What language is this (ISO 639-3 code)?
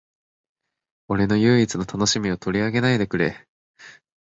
jpn